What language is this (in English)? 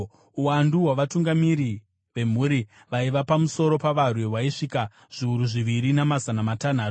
Shona